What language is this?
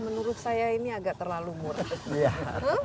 Indonesian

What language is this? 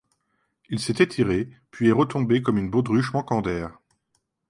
French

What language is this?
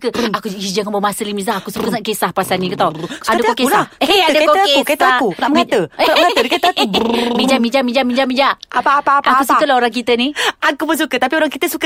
Malay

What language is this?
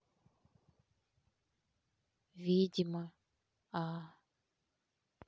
Russian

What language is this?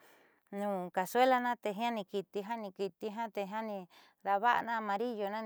Southeastern Nochixtlán Mixtec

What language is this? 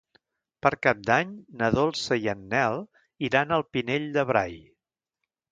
Catalan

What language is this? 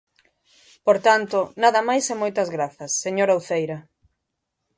Galician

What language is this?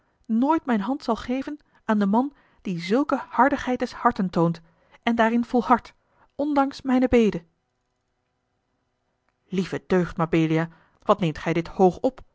Dutch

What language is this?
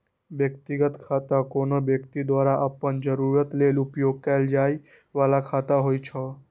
Maithili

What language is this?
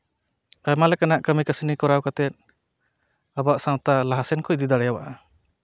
Santali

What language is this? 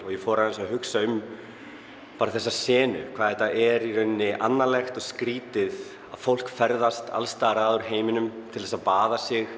Icelandic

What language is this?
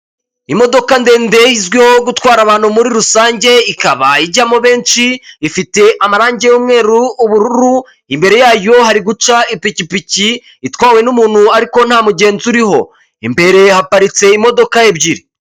Kinyarwanda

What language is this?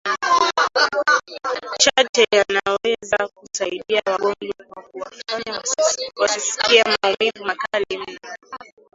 Swahili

